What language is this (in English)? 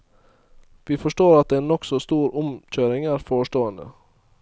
Norwegian